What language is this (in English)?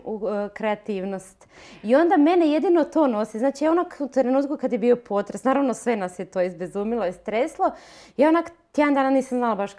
Croatian